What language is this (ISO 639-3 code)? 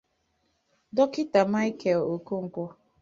ibo